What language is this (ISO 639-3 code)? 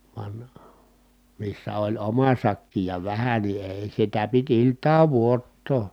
fin